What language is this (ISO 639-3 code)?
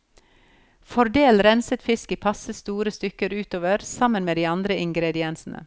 nor